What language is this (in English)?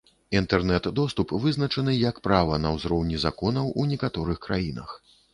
Belarusian